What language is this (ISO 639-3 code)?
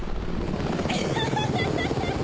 jpn